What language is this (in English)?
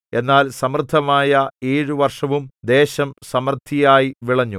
Malayalam